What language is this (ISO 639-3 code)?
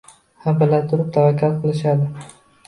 uzb